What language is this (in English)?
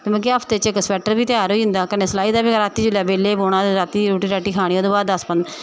Dogri